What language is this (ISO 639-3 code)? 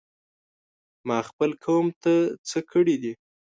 pus